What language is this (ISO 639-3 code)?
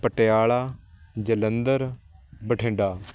pan